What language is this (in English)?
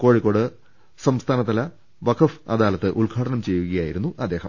Malayalam